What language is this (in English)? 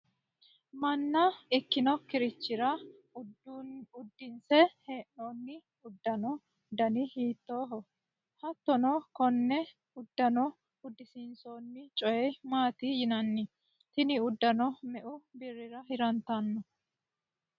Sidamo